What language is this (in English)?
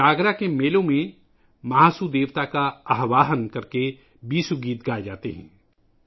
Urdu